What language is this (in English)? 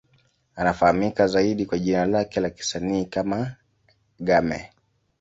Swahili